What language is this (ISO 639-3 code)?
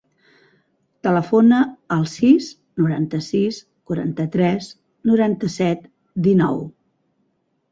cat